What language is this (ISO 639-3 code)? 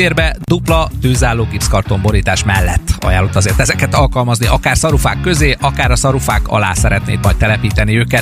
hun